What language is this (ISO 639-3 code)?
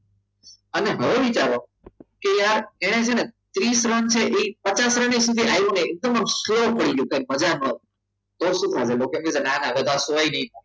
guj